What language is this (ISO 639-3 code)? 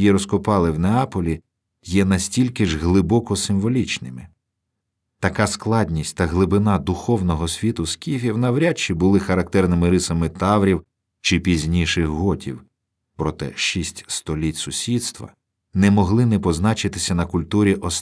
ukr